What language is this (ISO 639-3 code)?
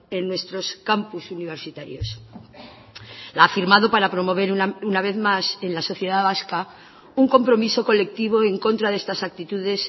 spa